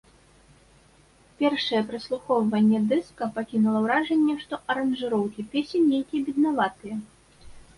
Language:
Belarusian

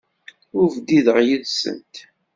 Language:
Kabyle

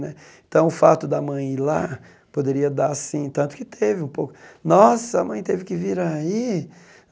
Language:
Portuguese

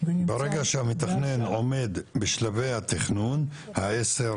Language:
Hebrew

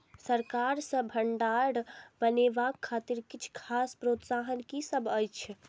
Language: Maithili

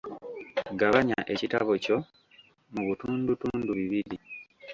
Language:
Ganda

